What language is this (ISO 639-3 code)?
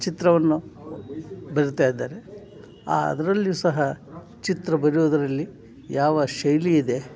kan